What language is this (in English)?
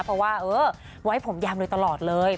Thai